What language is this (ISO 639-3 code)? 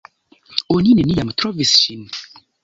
epo